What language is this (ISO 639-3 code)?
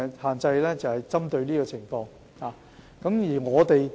yue